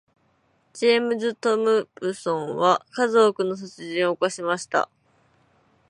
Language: Japanese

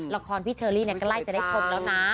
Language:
Thai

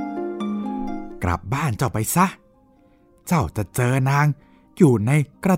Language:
Thai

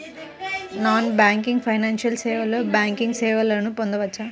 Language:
Telugu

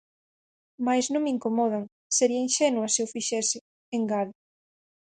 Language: Galician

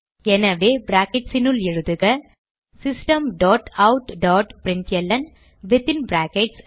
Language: Tamil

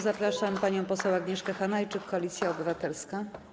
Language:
Polish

